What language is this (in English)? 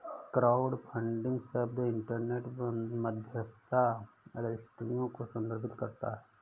Hindi